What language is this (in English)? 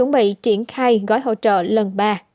Vietnamese